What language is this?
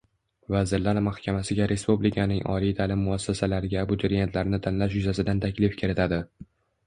Uzbek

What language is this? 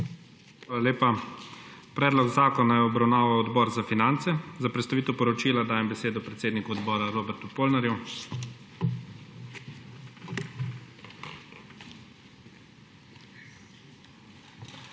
Slovenian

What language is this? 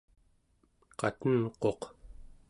Central Yupik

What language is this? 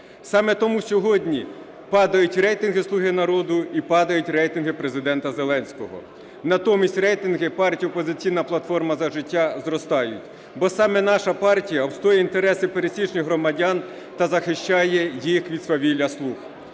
Ukrainian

